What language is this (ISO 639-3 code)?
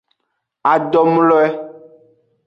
ajg